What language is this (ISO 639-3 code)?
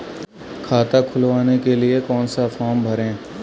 hin